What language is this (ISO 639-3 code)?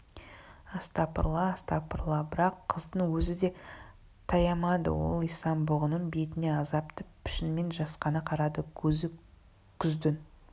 kaz